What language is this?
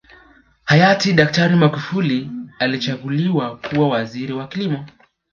Swahili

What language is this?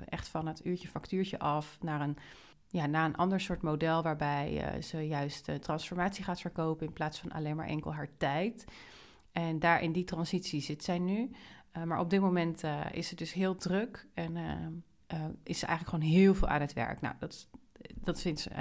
Dutch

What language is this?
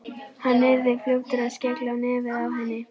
Icelandic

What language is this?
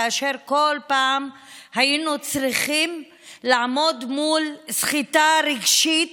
Hebrew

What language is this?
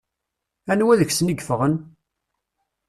Kabyle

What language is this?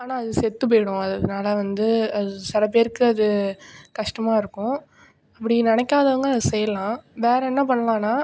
Tamil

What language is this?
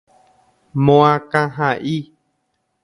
Guarani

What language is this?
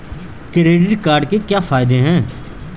Hindi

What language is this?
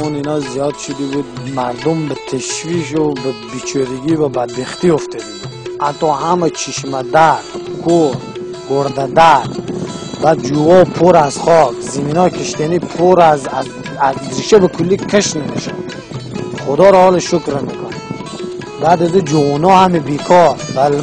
Persian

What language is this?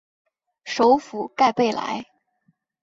Chinese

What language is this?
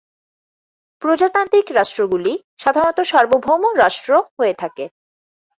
Bangla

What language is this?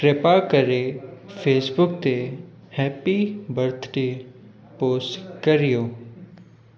Sindhi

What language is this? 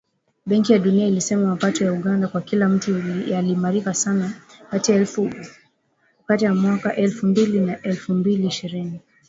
Swahili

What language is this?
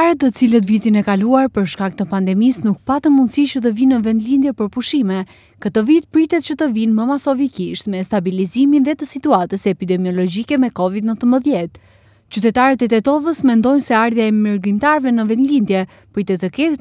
Romanian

